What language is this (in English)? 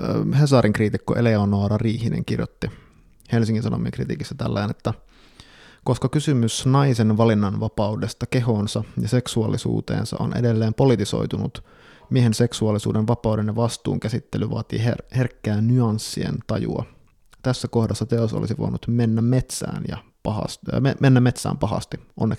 Finnish